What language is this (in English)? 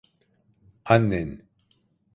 Turkish